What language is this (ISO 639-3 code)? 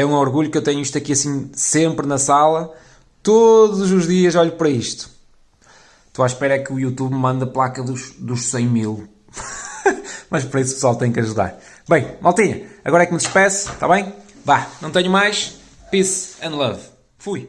por